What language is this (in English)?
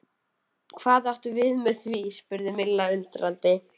Icelandic